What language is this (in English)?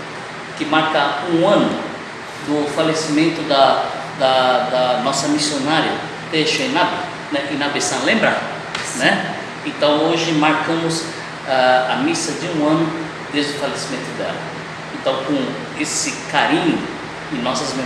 Portuguese